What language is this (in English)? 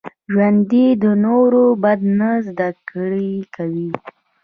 Pashto